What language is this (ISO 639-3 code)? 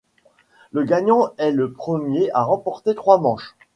fra